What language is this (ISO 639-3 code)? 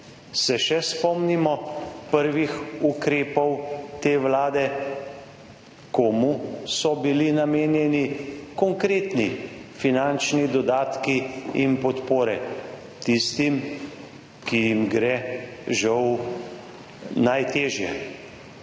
slv